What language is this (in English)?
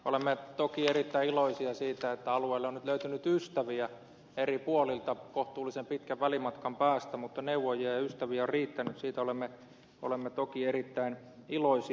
Finnish